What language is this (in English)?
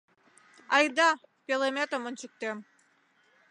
Mari